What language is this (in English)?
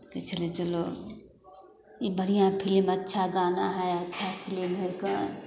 Maithili